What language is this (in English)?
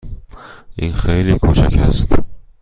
Persian